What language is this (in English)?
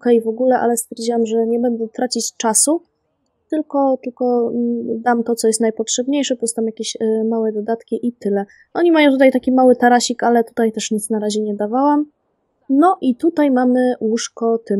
Polish